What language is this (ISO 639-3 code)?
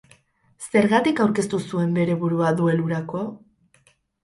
eus